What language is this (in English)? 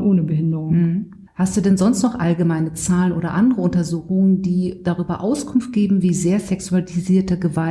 German